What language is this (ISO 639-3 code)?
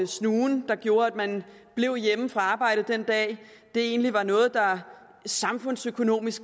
dan